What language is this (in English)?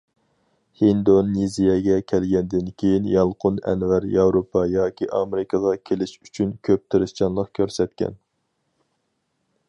Uyghur